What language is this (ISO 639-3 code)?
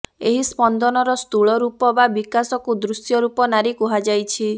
ori